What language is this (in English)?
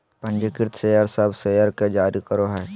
Magahi